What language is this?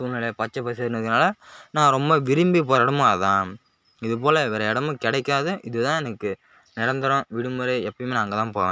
Tamil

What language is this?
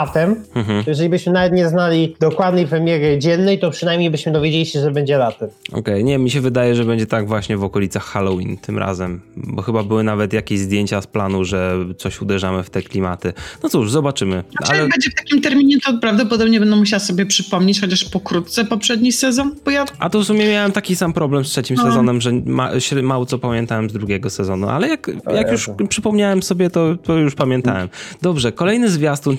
Polish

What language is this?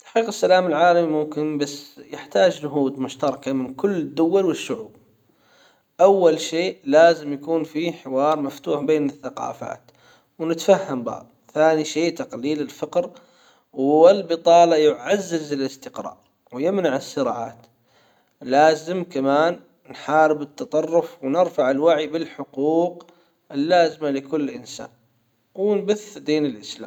Hijazi Arabic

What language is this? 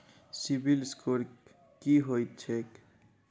Maithili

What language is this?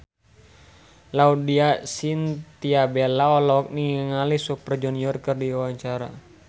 Sundanese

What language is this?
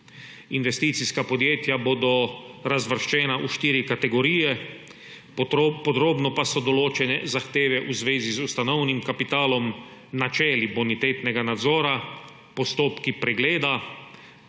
Slovenian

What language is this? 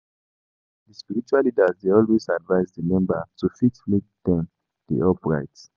Nigerian Pidgin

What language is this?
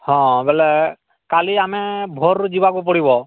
Odia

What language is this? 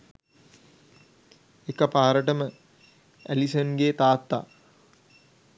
Sinhala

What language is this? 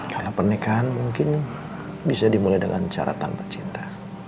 Indonesian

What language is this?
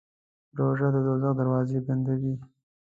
Pashto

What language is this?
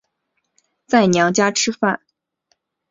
Chinese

